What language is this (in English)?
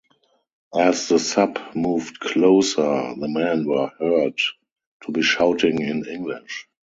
English